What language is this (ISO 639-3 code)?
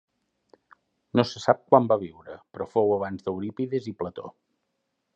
cat